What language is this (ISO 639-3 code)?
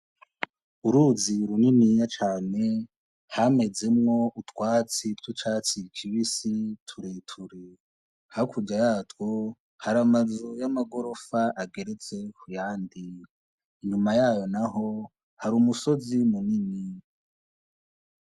run